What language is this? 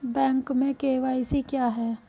Hindi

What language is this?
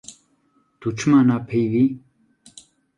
Kurdish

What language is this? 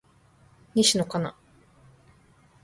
Japanese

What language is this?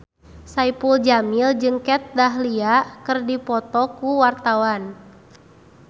Sundanese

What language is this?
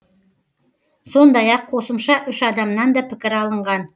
Kazakh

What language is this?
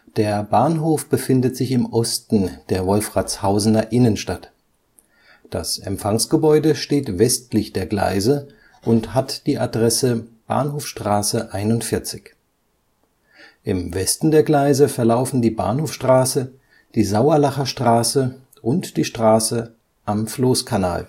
German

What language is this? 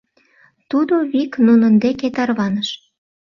Mari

